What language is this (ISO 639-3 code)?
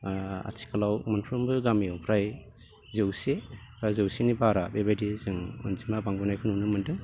brx